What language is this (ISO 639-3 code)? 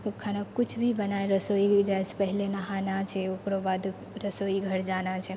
mai